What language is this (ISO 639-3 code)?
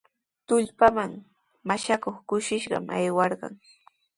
qws